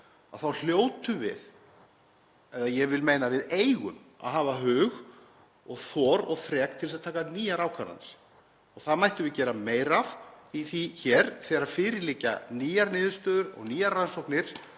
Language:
Icelandic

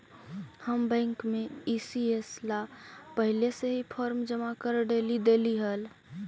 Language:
Magahi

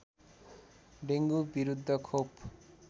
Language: Nepali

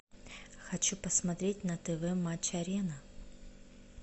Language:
Russian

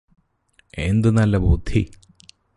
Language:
Malayalam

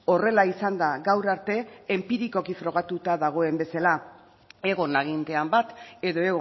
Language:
Basque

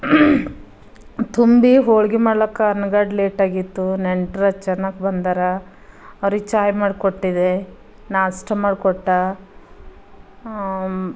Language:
Kannada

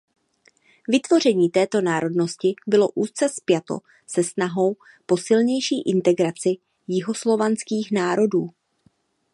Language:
Czech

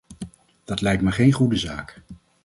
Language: Dutch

